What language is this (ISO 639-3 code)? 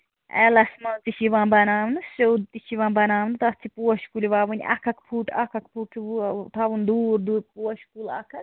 kas